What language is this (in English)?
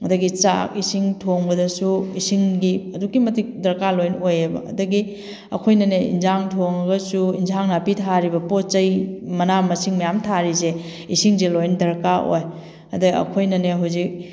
Manipuri